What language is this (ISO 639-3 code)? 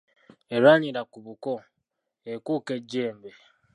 lug